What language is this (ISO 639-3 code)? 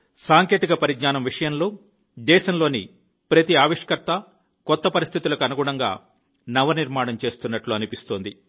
tel